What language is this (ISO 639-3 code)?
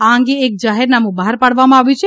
guj